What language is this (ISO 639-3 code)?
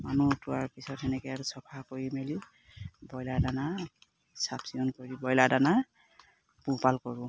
asm